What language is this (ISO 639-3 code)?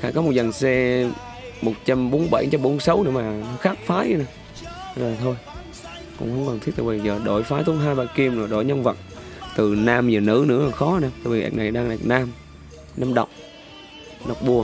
vie